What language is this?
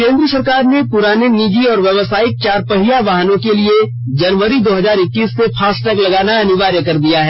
Hindi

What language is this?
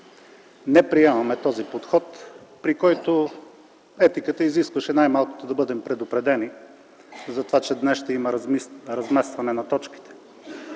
Bulgarian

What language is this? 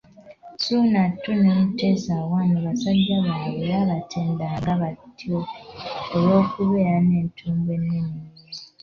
Ganda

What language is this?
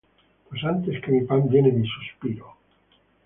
Spanish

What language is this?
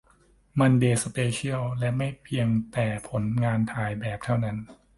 Thai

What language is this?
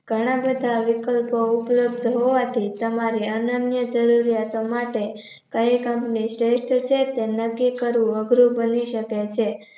Gujarati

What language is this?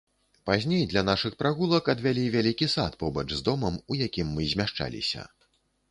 Belarusian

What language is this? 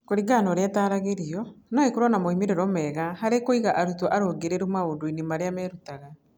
Kikuyu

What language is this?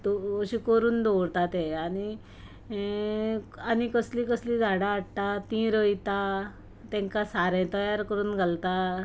Konkani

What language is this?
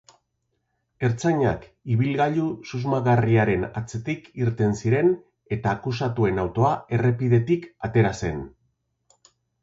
Basque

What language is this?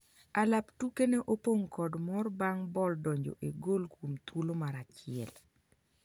Luo (Kenya and Tanzania)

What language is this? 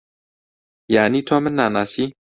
Central Kurdish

